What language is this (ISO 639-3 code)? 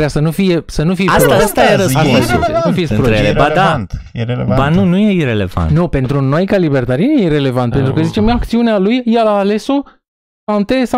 ron